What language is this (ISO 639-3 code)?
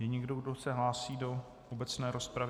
ces